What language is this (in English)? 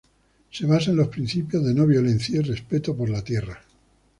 Spanish